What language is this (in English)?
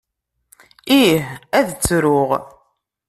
Kabyle